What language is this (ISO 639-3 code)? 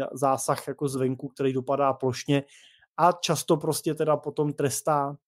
ces